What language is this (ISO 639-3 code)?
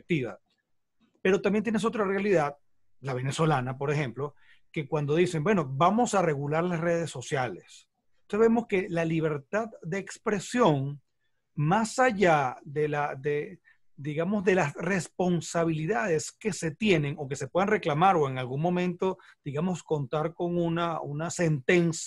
spa